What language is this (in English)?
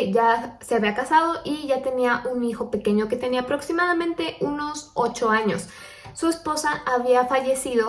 Spanish